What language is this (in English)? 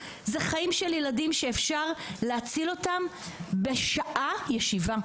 Hebrew